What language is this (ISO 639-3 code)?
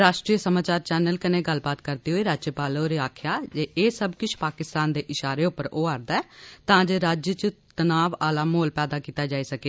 doi